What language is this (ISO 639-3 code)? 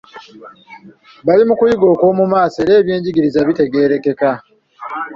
lug